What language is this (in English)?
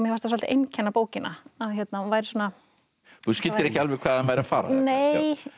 Icelandic